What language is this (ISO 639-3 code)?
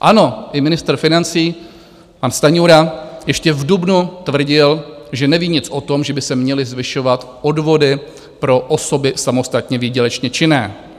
ces